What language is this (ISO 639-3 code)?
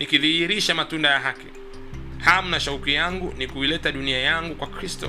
swa